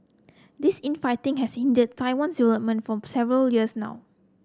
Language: English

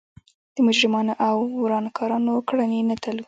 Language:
Pashto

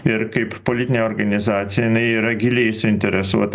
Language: Lithuanian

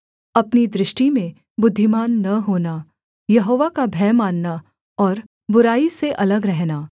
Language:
Hindi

